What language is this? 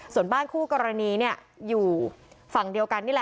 Thai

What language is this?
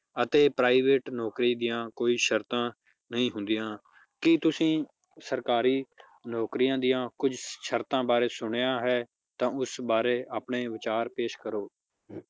Punjabi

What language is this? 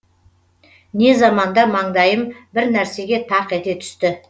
Kazakh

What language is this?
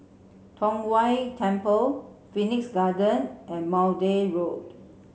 English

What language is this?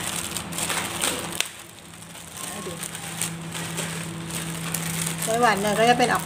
Thai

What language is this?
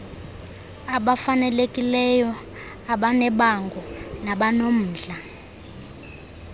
Xhosa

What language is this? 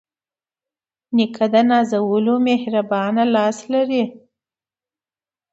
Pashto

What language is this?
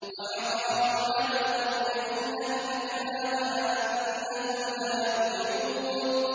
Arabic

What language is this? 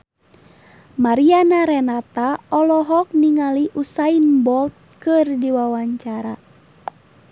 Sundanese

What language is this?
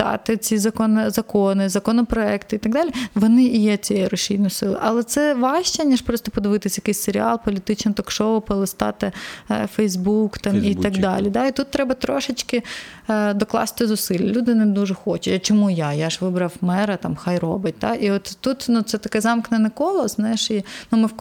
Ukrainian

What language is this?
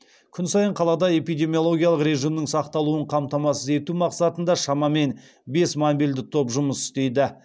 Kazakh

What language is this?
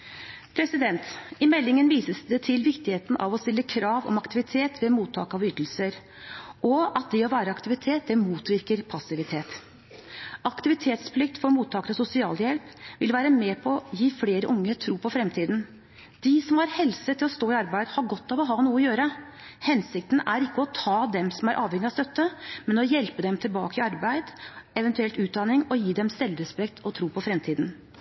Norwegian Bokmål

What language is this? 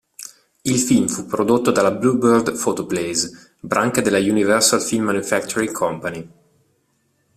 Italian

